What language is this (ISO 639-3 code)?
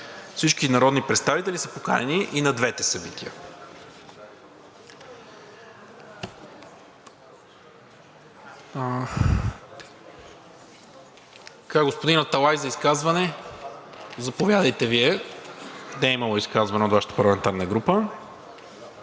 bul